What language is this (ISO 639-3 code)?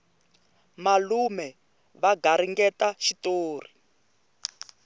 tso